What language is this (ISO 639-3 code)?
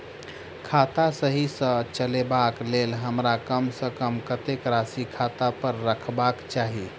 mai